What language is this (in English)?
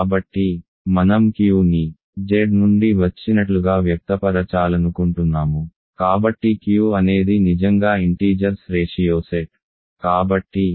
Telugu